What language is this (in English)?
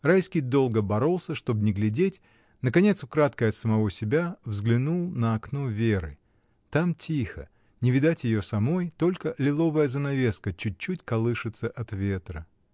Russian